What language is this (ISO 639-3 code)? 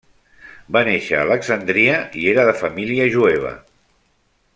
cat